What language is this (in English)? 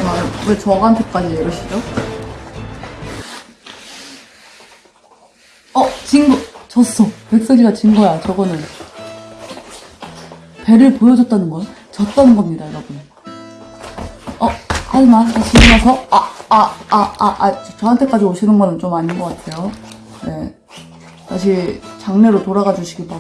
Korean